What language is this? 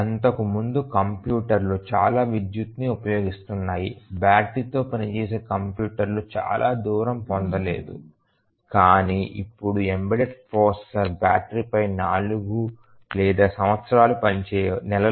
Telugu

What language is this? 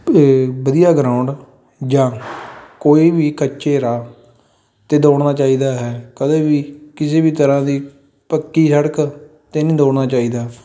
Punjabi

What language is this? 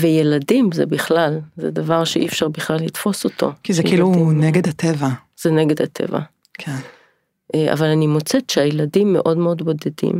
Hebrew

